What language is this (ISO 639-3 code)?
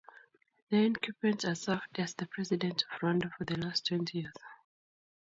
kln